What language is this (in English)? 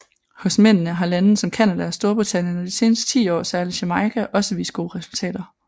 Danish